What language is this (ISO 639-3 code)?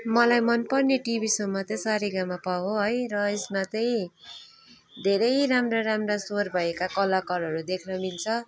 nep